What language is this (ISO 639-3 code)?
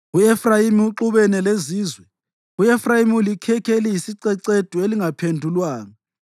nde